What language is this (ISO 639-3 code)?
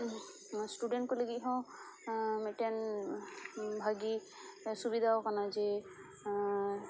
sat